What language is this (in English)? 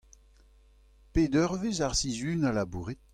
Breton